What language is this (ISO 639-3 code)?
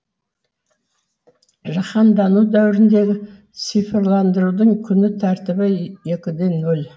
kaz